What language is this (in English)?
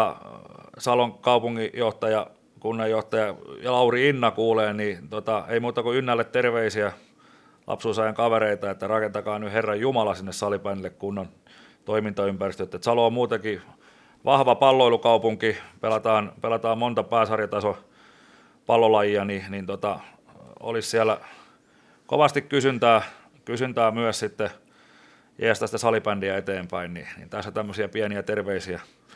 Finnish